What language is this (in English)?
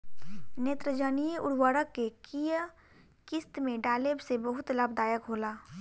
Bhojpuri